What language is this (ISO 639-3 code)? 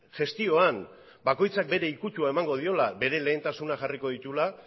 eus